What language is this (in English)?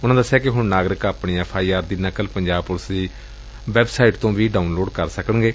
Punjabi